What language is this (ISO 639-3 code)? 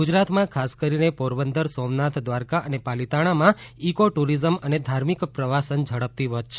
guj